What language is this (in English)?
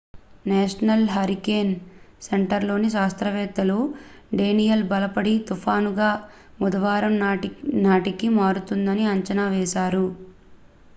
Telugu